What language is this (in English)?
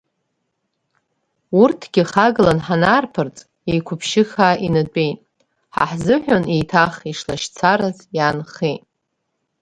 Abkhazian